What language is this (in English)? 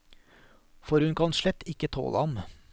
Norwegian